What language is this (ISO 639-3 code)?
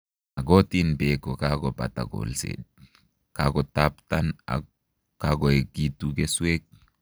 kln